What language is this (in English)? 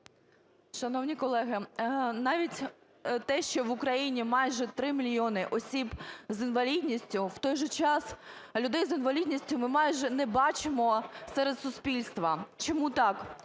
Ukrainian